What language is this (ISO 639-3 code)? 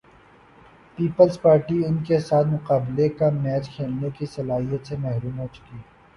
urd